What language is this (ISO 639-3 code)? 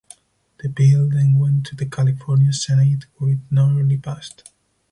eng